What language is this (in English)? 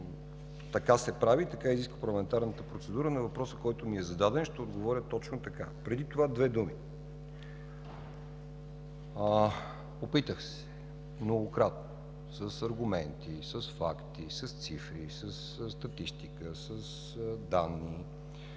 Bulgarian